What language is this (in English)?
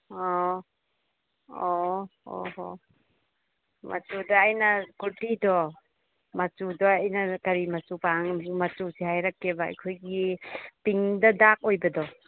Manipuri